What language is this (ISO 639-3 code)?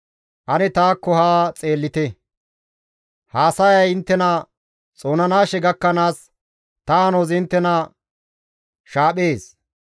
gmv